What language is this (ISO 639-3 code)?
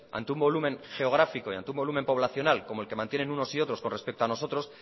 spa